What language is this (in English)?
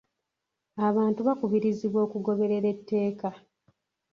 Ganda